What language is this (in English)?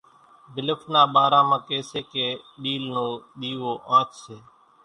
Kachi Koli